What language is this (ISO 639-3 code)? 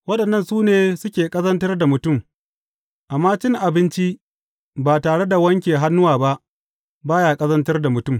hau